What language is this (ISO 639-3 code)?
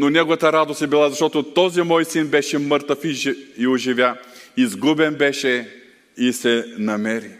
bul